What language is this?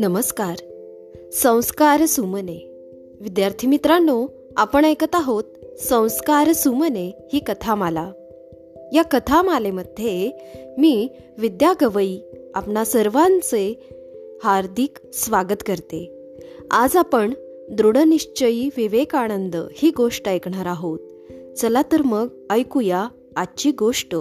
Marathi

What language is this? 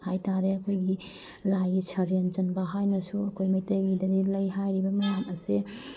Manipuri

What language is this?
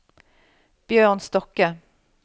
Norwegian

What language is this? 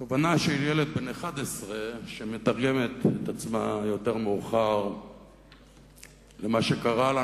Hebrew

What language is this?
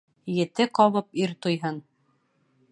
Bashkir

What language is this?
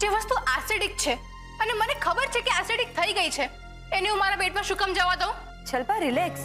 Hindi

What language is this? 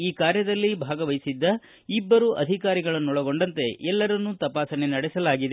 Kannada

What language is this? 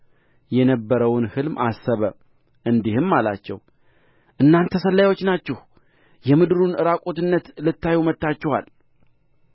Amharic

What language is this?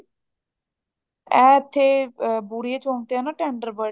Punjabi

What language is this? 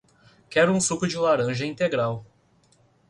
Portuguese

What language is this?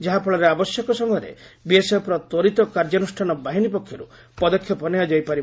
Odia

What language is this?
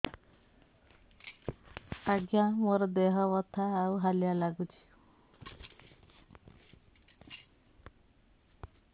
Odia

